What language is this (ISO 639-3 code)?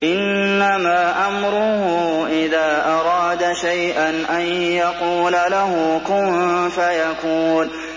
ara